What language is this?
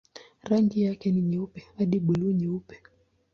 Swahili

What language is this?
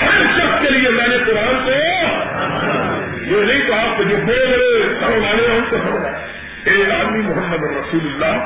Urdu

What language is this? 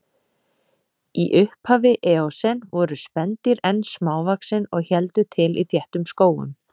Icelandic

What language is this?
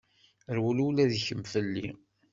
Kabyle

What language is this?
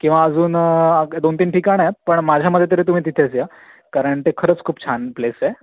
Marathi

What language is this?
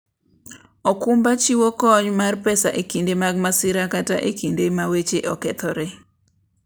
Luo (Kenya and Tanzania)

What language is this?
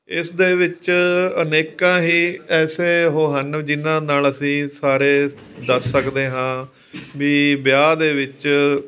Punjabi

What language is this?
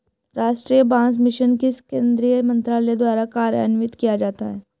Hindi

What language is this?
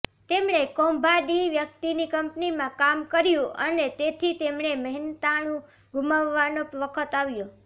Gujarati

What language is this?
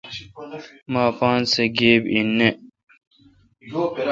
Kalkoti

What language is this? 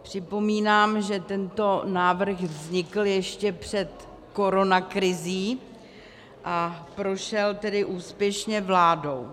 Czech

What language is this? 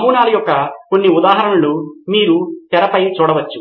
Telugu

